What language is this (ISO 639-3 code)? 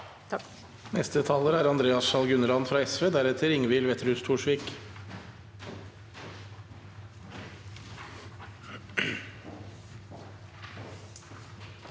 nor